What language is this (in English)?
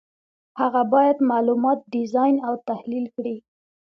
Pashto